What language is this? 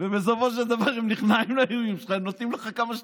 Hebrew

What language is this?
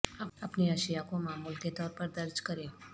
Urdu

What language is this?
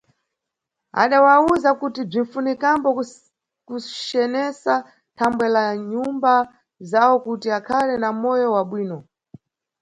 Nyungwe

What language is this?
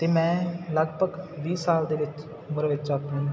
Punjabi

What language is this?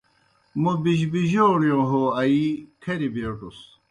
Kohistani Shina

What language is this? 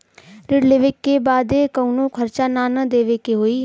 Bhojpuri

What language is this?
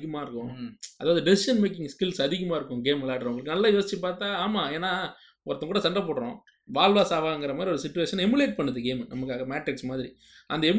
Tamil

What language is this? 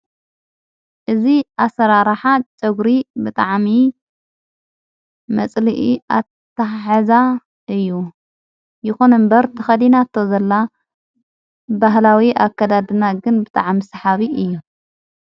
Tigrinya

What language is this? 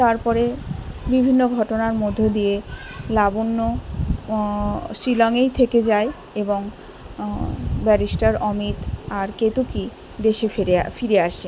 Bangla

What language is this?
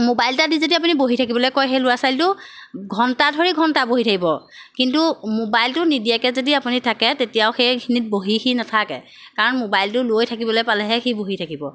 Assamese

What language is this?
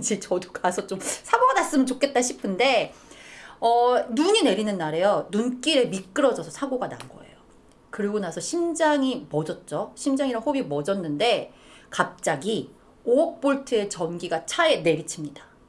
Korean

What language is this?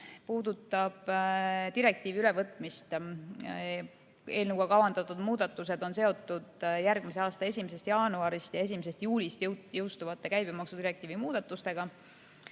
Estonian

